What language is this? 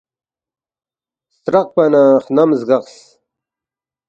Balti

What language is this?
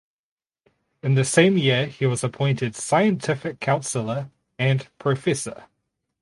English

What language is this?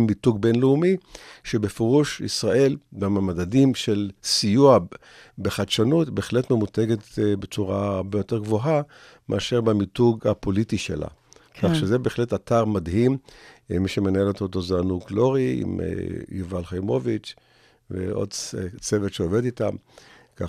Hebrew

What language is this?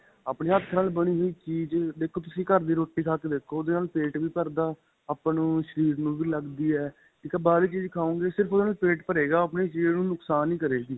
Punjabi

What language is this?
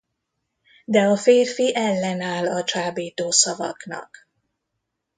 Hungarian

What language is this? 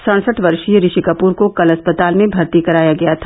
Hindi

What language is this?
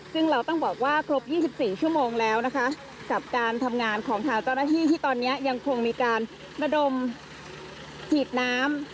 Thai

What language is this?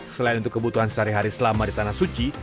Indonesian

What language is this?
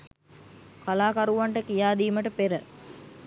Sinhala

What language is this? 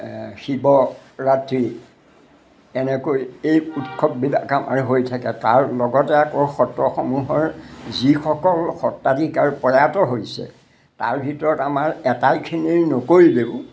Assamese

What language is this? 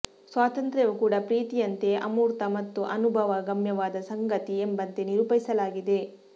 Kannada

